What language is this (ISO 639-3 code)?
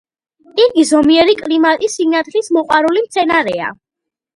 kat